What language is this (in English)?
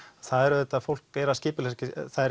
Icelandic